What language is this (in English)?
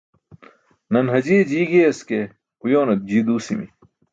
Burushaski